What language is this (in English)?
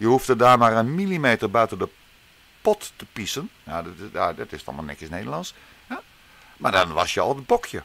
Dutch